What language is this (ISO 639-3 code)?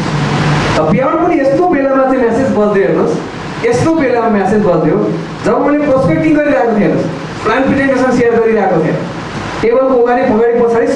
ind